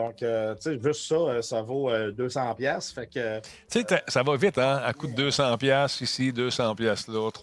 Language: French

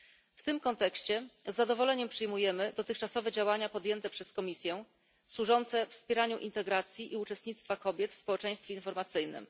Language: Polish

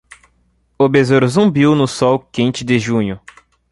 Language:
Portuguese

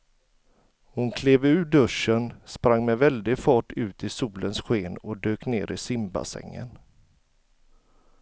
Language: Swedish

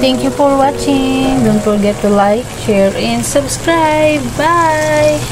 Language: Filipino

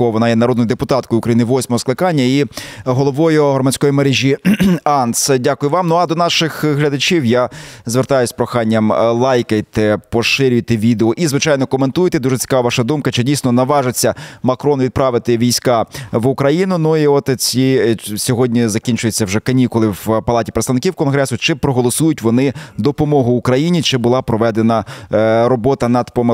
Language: Ukrainian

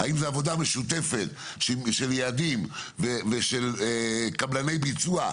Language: Hebrew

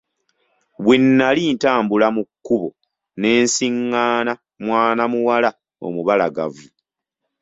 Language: Ganda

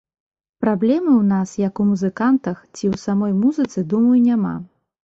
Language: Belarusian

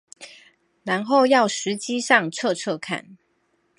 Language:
Chinese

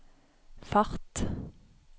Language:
Norwegian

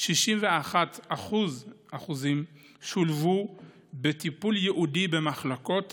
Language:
Hebrew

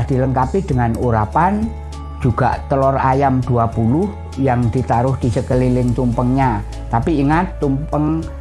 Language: Indonesian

